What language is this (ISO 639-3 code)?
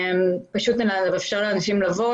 heb